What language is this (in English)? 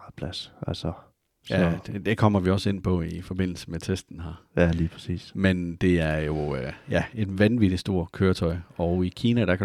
Danish